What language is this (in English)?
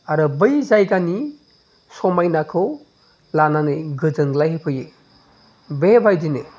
Bodo